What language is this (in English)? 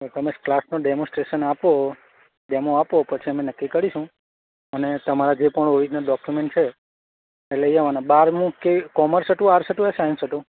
Gujarati